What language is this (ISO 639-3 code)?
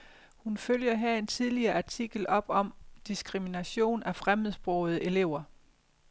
dan